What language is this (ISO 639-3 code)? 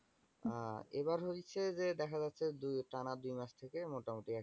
ben